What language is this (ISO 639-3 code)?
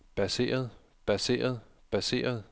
dan